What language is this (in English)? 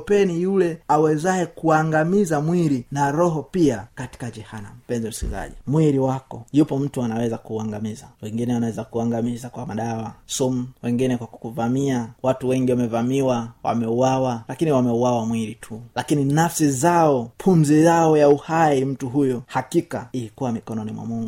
Swahili